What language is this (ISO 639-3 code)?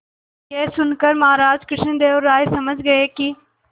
hin